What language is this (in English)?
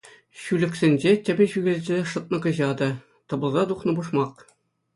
Chuvash